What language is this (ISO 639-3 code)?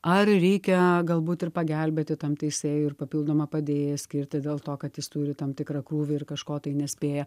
lit